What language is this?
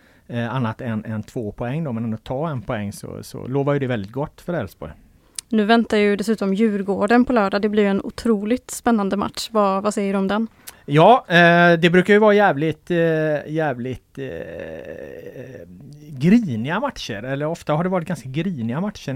Swedish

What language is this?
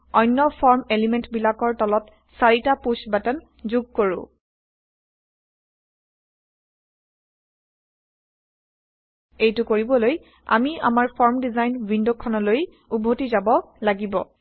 Assamese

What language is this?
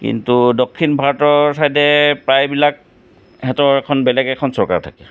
Assamese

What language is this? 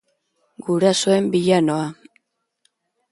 Basque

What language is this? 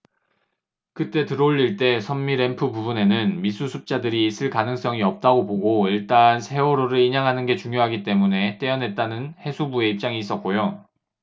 Korean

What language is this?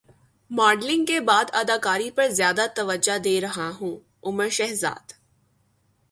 Urdu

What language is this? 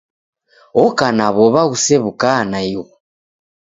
Taita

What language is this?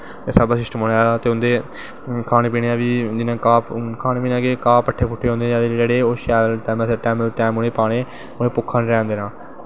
Dogri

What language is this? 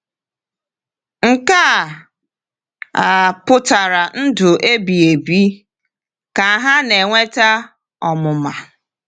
Igbo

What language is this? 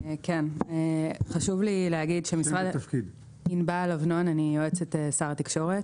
Hebrew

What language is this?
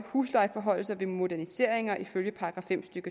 Danish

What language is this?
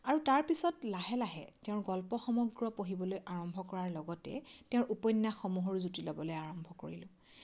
Assamese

